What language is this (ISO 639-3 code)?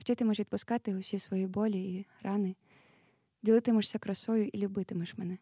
ukr